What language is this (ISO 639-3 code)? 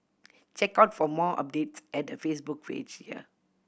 eng